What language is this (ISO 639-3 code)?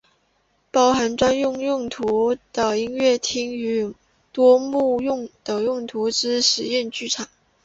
zho